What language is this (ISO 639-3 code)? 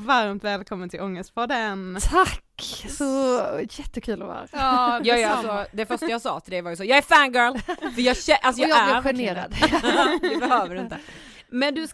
swe